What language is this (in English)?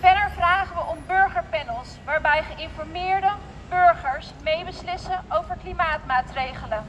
Dutch